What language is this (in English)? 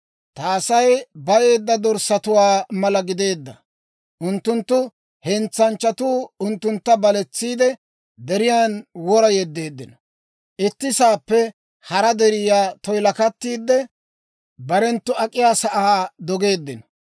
Dawro